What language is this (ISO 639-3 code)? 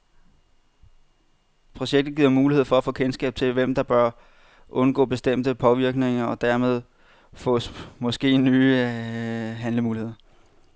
dan